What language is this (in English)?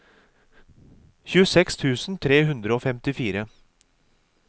Norwegian